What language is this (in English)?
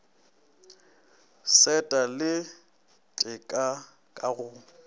Northern Sotho